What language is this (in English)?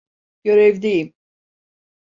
Turkish